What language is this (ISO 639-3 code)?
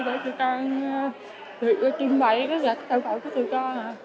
vie